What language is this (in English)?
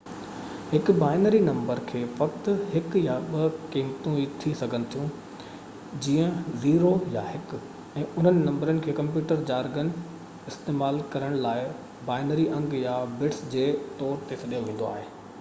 Sindhi